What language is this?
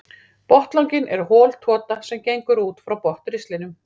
Icelandic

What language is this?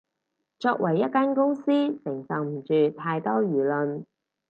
Cantonese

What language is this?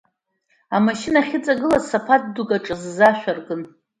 Abkhazian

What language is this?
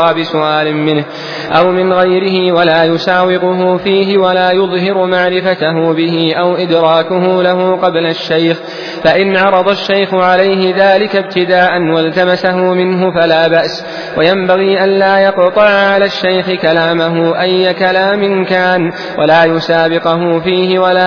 Arabic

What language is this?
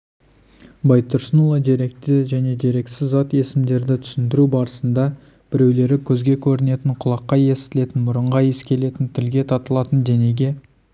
Kazakh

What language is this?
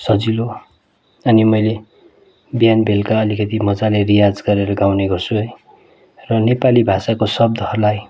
Nepali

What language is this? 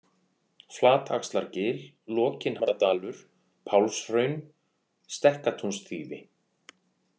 Icelandic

